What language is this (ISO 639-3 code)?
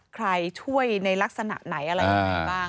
tha